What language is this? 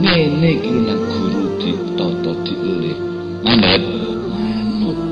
Indonesian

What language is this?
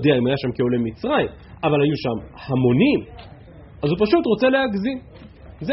Hebrew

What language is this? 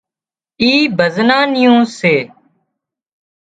Wadiyara Koli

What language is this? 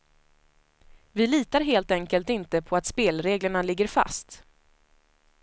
Swedish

